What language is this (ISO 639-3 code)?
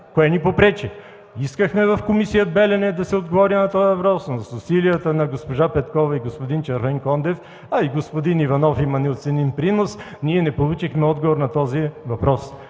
bul